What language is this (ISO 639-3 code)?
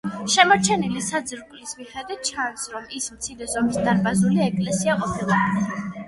kat